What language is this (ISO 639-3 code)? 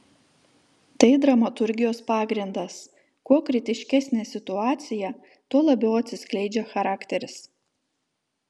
lit